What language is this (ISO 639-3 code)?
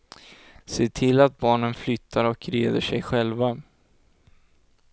swe